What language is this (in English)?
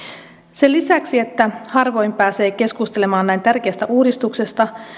Finnish